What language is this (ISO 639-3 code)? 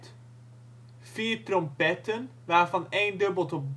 nld